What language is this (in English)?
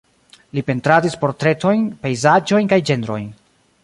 Esperanto